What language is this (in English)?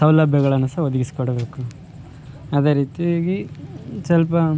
Kannada